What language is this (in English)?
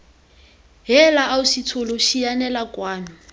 Tswana